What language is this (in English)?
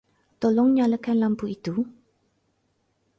Malay